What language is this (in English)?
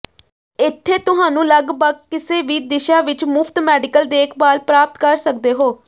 Punjabi